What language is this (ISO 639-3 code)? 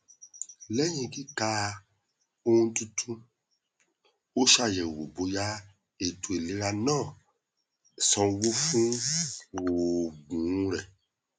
yor